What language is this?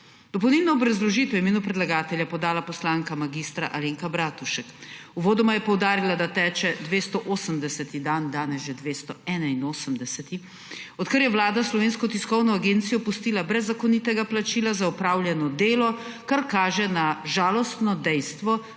Slovenian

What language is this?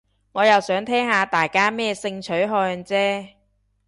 Cantonese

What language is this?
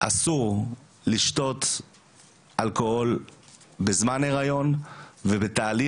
Hebrew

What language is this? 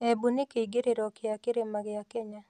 Kikuyu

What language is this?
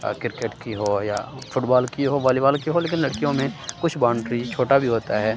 Urdu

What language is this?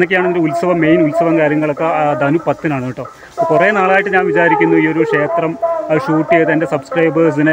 Malayalam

